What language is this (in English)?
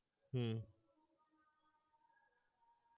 Bangla